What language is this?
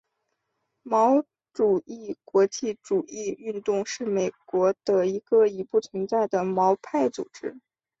Chinese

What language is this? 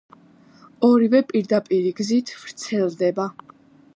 Georgian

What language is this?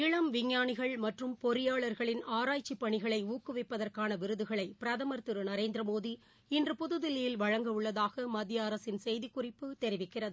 Tamil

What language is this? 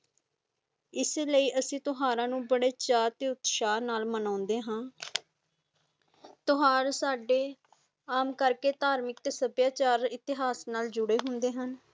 Punjabi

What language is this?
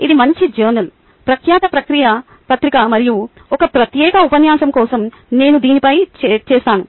Telugu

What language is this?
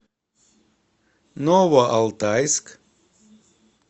Russian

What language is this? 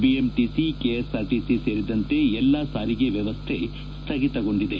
Kannada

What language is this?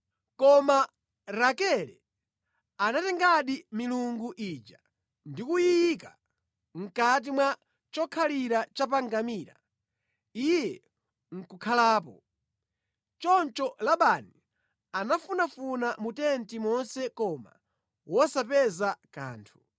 Nyanja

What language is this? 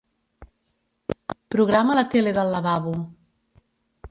Catalan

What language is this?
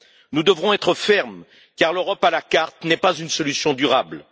French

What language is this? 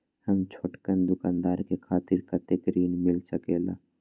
Magahi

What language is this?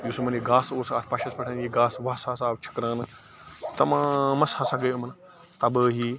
Kashmiri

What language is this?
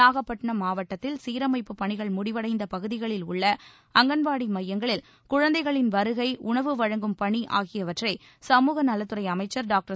Tamil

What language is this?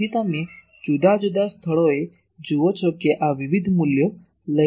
Gujarati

